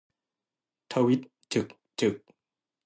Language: Thai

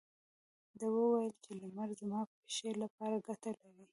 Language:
Pashto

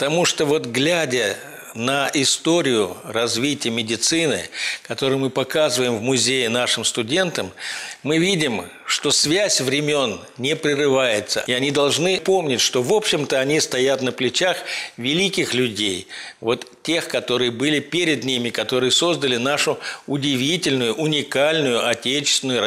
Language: Russian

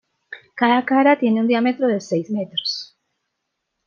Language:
Spanish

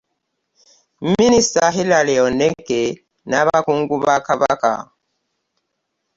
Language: Ganda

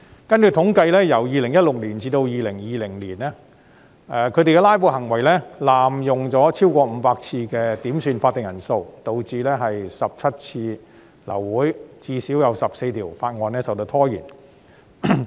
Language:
Cantonese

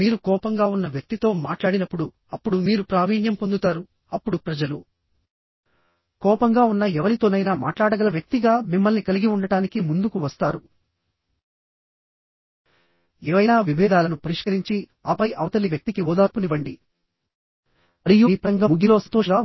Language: Telugu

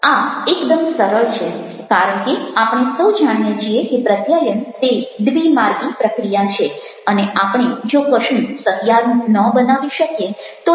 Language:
Gujarati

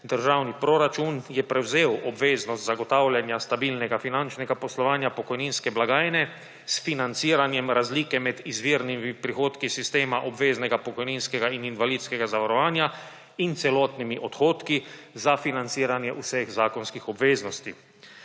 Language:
Slovenian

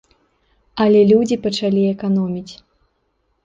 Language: Belarusian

